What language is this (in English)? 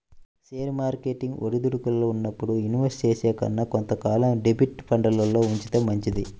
Telugu